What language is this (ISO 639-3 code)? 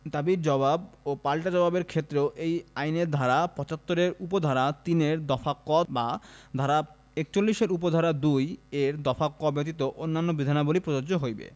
ben